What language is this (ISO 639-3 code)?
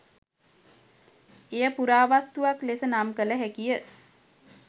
sin